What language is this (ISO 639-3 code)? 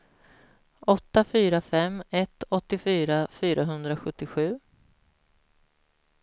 swe